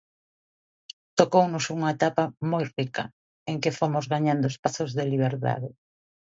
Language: Galician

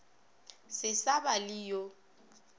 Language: Northern Sotho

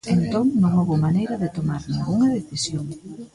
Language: Galician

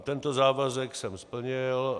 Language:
Czech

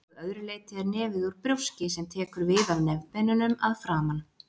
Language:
Icelandic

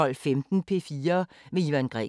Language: Danish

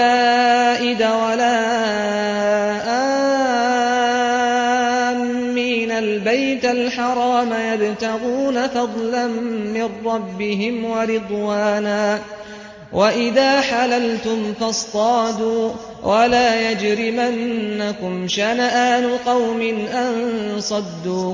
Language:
Arabic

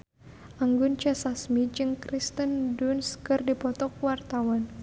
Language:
Sundanese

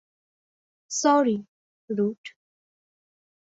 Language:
Bangla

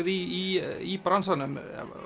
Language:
Icelandic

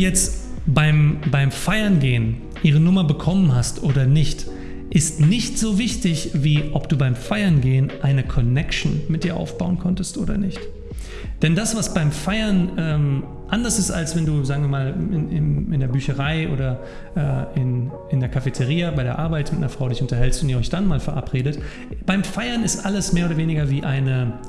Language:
German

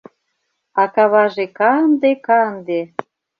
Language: Mari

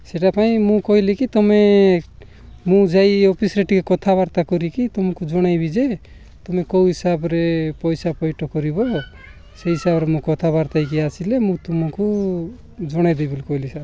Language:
Odia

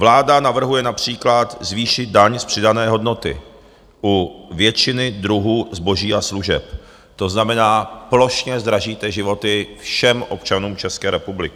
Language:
Czech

